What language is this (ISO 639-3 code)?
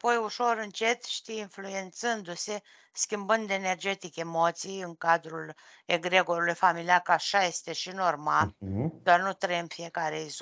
ron